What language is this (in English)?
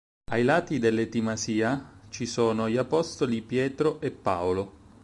Italian